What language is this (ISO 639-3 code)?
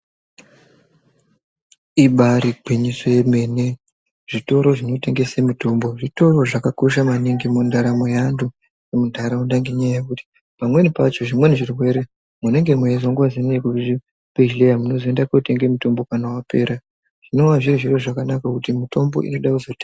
ndc